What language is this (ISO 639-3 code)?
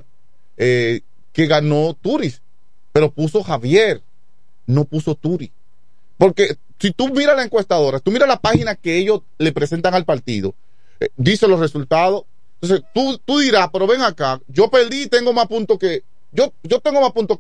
spa